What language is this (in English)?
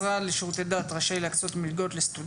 Hebrew